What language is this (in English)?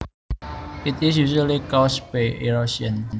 Javanese